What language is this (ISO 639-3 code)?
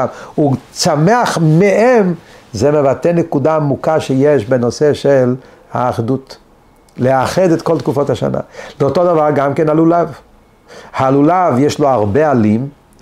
heb